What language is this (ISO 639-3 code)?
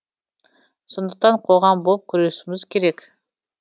kaz